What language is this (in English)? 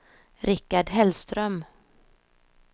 Swedish